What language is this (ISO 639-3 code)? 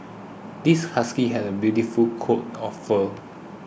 eng